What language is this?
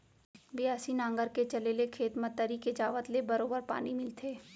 Chhattisgarhi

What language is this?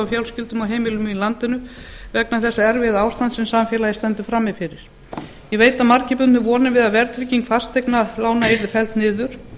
Icelandic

